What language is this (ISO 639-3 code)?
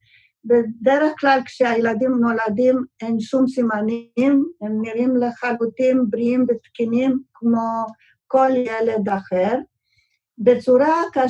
heb